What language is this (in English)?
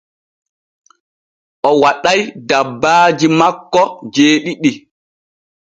Borgu Fulfulde